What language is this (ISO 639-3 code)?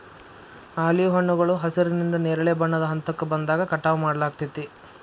kan